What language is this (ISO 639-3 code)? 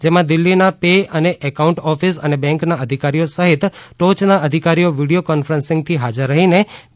guj